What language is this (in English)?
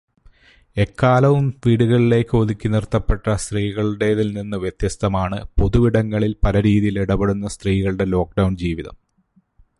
Malayalam